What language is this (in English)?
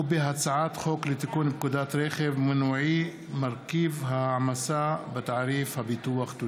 Hebrew